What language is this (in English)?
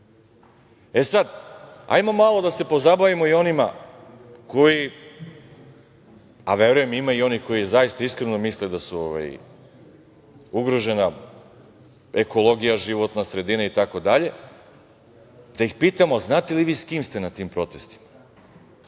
Serbian